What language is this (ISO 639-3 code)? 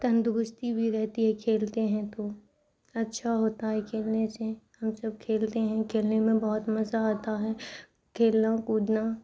urd